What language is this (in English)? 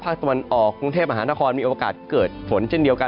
Thai